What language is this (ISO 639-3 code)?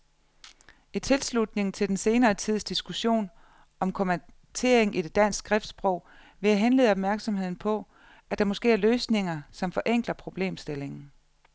dan